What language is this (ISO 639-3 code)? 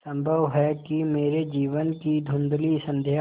hin